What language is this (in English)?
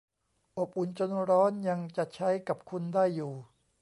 Thai